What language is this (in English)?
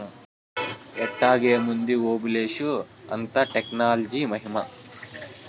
Telugu